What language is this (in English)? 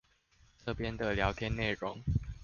Chinese